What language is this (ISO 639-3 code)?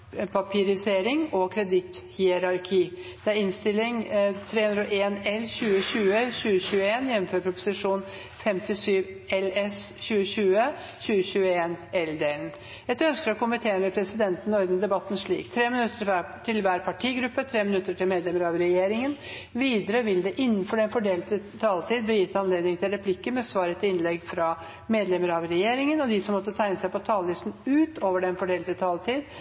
nor